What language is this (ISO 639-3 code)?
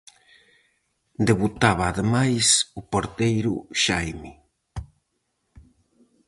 glg